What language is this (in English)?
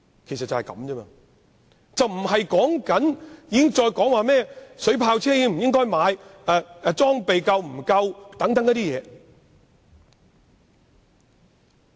Cantonese